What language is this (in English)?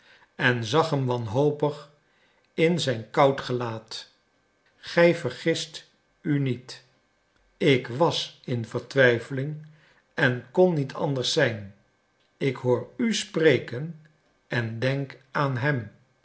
Dutch